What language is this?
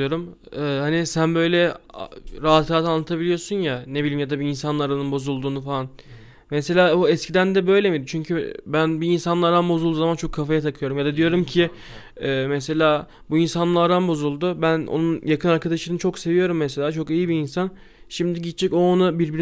Turkish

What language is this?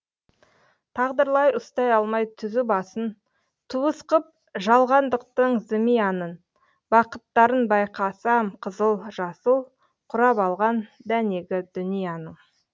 Kazakh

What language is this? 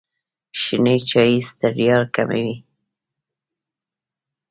Pashto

